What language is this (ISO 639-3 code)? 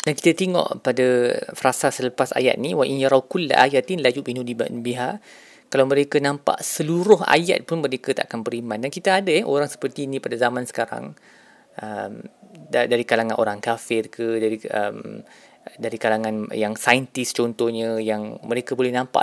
msa